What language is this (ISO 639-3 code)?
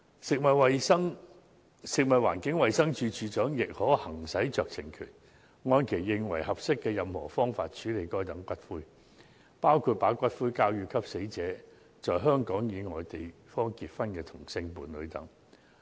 yue